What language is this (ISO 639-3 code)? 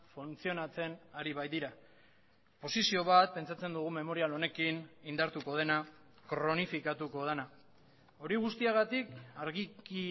eus